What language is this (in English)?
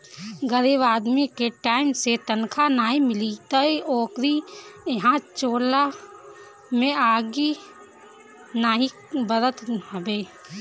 Bhojpuri